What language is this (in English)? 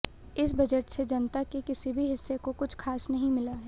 Hindi